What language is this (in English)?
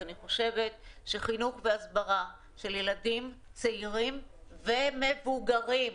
Hebrew